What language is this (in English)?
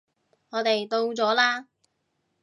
Cantonese